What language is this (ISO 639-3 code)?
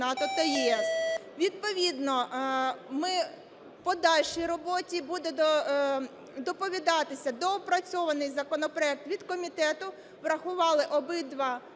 ukr